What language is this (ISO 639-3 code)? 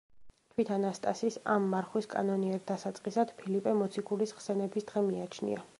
kat